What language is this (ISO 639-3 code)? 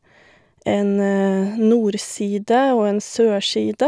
nor